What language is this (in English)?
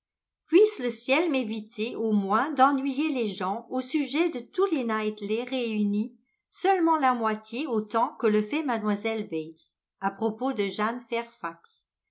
French